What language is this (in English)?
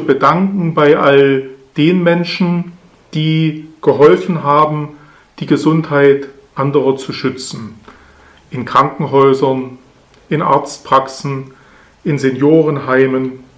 German